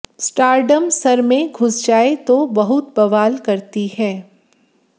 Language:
Hindi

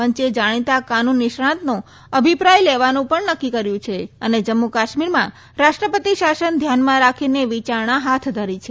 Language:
Gujarati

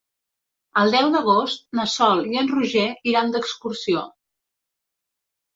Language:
Catalan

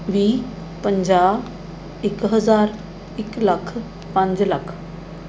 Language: Punjabi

